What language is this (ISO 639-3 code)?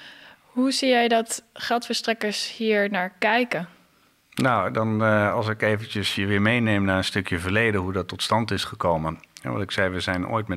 nld